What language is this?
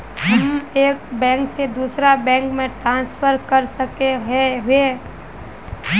Magahi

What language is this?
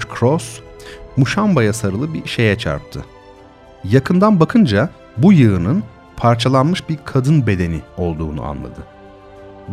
Turkish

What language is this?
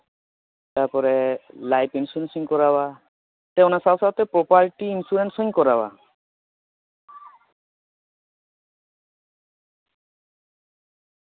Santali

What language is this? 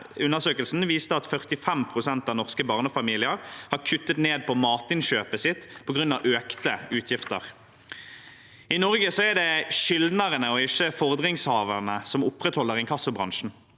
Norwegian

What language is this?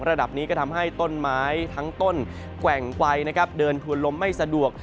Thai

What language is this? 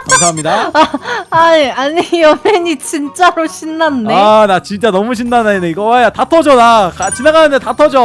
Korean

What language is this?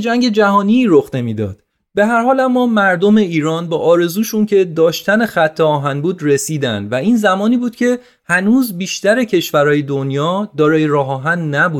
Persian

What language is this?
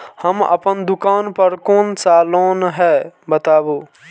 Maithili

